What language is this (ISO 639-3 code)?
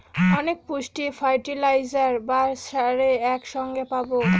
ben